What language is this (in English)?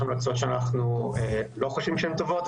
Hebrew